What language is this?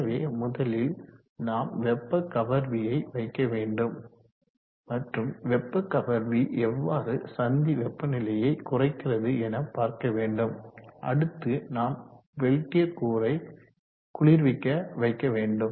Tamil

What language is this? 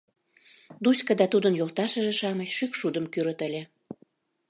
Mari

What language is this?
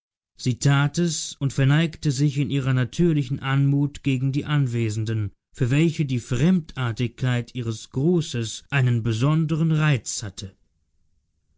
German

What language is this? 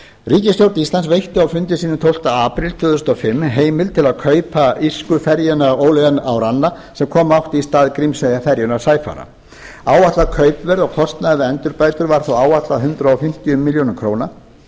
Icelandic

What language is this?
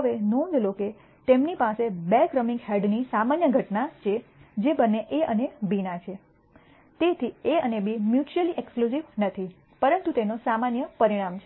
Gujarati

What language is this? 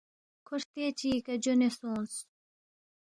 Balti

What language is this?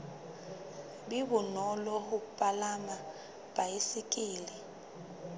Southern Sotho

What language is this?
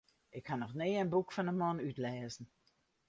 Western Frisian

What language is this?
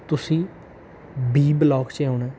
Punjabi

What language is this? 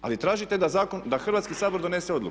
Croatian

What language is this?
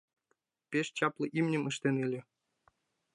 Mari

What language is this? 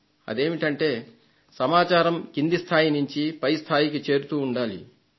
Telugu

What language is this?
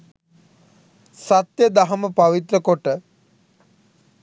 Sinhala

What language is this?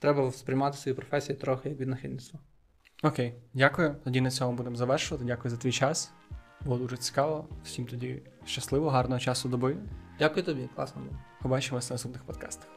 Ukrainian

